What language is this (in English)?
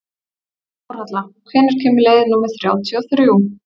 Icelandic